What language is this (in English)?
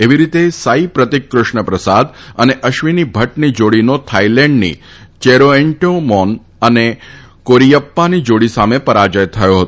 Gujarati